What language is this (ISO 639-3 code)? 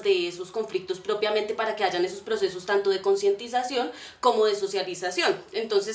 spa